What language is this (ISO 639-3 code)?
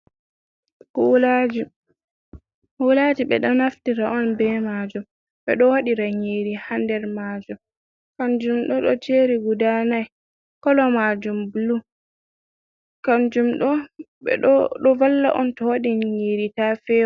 ful